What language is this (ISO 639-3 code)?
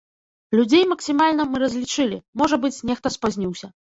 bel